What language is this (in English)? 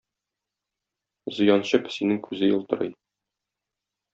Tatar